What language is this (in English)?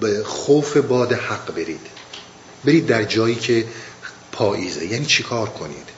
Persian